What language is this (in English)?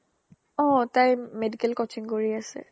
Assamese